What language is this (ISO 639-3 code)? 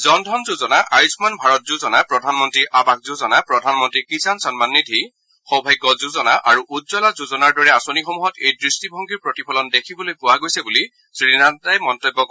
asm